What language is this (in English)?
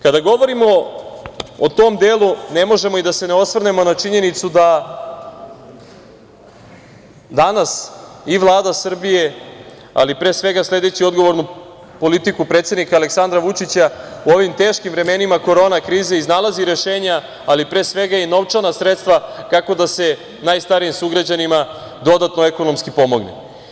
Serbian